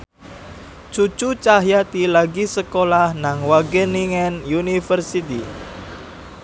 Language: Javanese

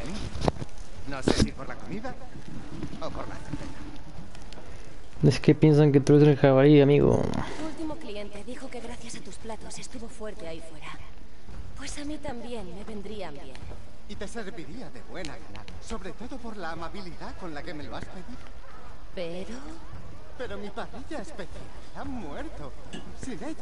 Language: Spanish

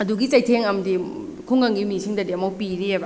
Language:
Manipuri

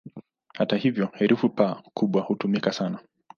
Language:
Swahili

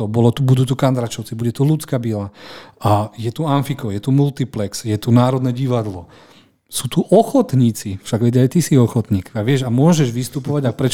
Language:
Slovak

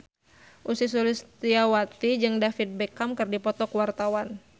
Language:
Sundanese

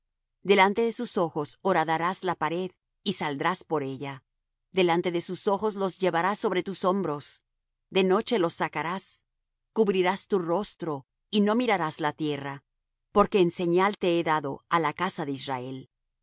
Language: Spanish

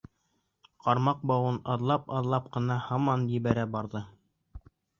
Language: Bashkir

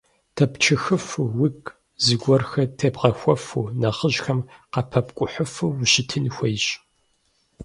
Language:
Kabardian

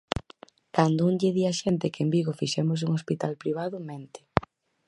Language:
Galician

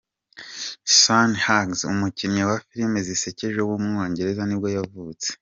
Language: Kinyarwanda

